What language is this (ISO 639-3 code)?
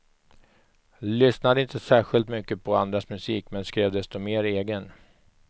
swe